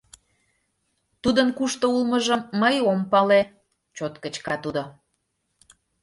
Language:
Mari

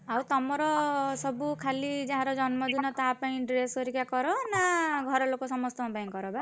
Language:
Odia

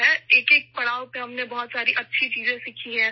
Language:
Urdu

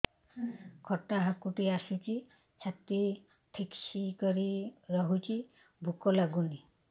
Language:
Odia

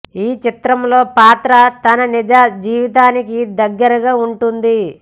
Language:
Telugu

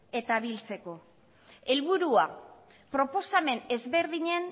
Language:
Basque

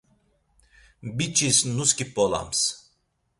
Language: Laz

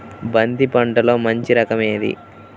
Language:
Telugu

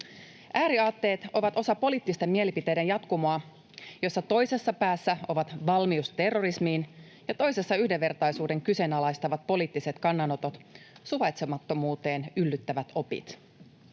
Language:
Finnish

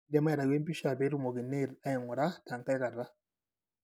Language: Masai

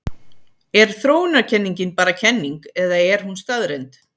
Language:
Icelandic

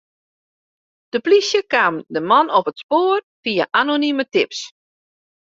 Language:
Western Frisian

